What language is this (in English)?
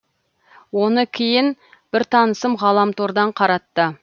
Kazakh